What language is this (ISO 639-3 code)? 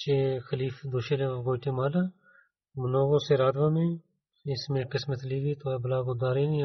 bul